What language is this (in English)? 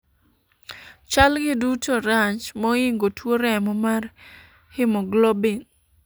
Luo (Kenya and Tanzania)